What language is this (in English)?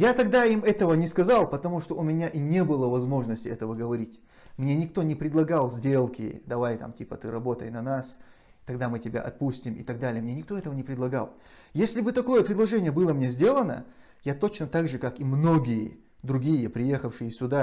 Russian